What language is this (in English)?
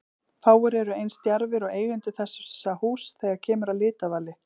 Icelandic